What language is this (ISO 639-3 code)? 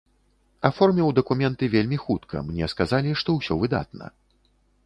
bel